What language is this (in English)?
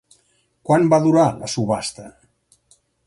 Catalan